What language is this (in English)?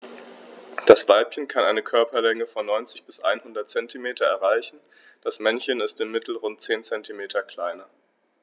German